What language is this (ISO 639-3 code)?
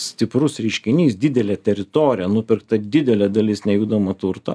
lit